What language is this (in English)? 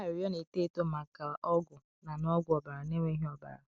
Igbo